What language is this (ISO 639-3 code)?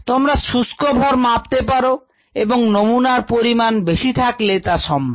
ben